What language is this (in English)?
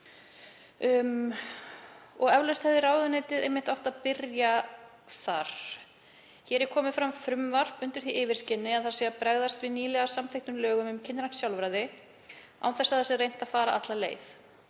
Icelandic